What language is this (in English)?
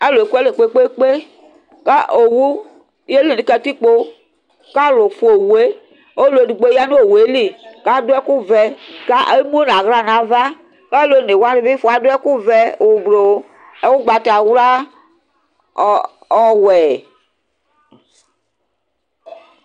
Ikposo